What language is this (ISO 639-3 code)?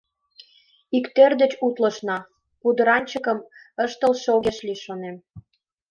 chm